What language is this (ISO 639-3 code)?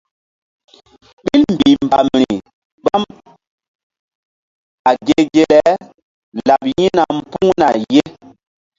mdd